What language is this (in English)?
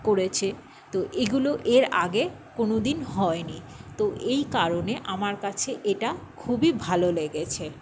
Bangla